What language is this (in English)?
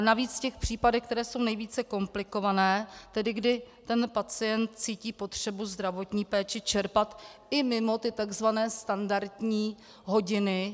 Czech